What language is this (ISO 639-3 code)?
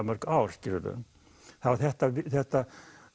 isl